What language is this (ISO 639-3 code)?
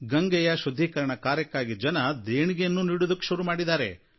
kan